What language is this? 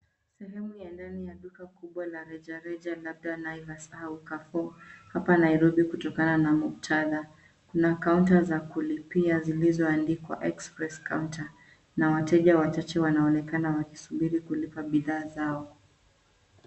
Swahili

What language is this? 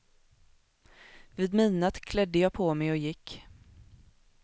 Swedish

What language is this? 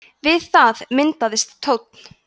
Icelandic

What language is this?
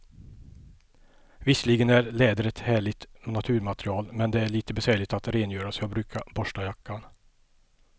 Swedish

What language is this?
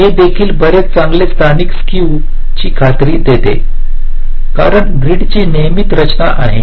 Marathi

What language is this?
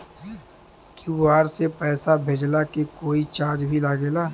Bhojpuri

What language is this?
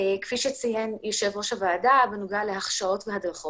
Hebrew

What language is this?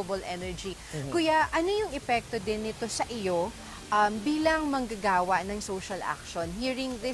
Filipino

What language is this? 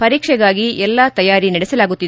Kannada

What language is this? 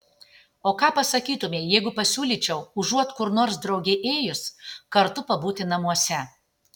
Lithuanian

